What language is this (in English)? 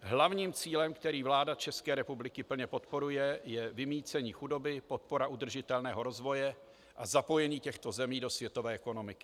Czech